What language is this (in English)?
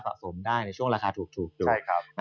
Thai